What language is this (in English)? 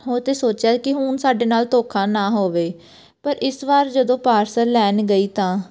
Punjabi